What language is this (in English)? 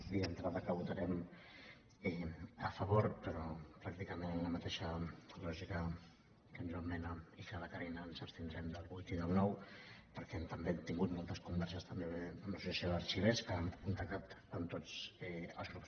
Catalan